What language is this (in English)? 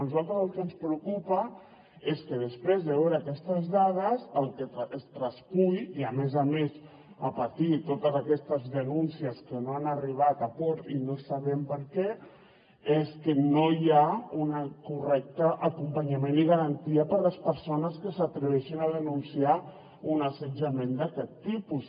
Catalan